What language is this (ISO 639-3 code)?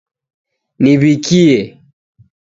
dav